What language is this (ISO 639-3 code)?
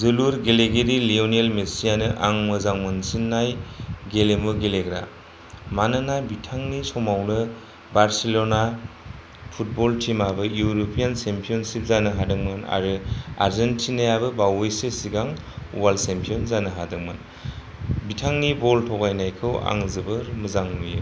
brx